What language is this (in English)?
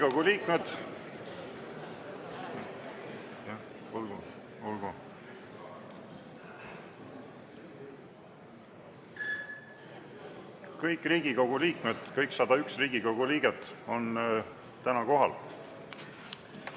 Estonian